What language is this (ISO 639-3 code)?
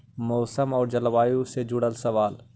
mag